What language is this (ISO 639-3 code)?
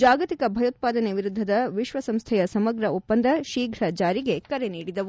kan